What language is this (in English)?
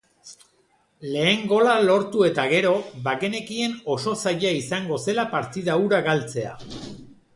Basque